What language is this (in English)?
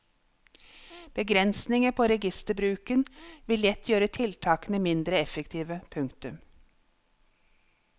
Norwegian